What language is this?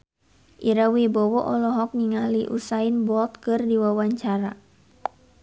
Sundanese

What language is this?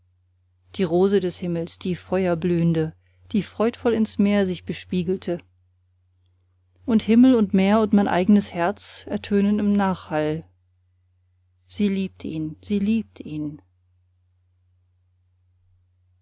German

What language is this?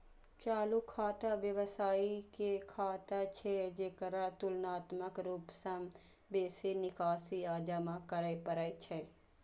Maithili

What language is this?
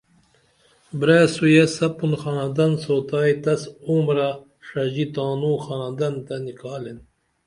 Dameli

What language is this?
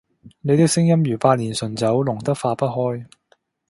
Cantonese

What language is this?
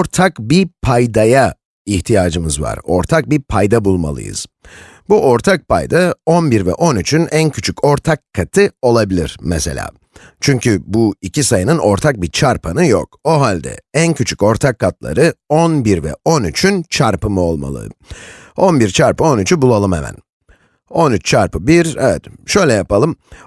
Turkish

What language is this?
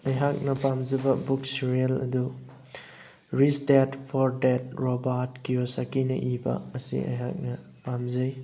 Manipuri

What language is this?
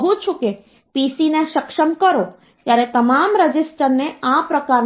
Gujarati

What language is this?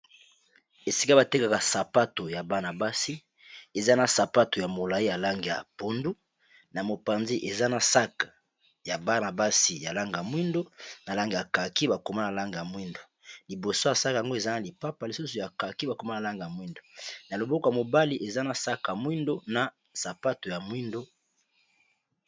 Lingala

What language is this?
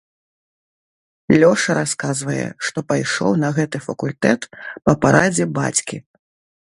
Belarusian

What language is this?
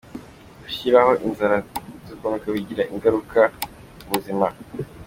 Kinyarwanda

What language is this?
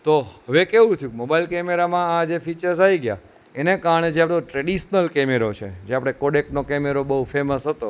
Gujarati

